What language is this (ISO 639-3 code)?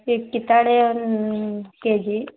kan